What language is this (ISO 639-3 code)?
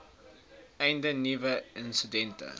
afr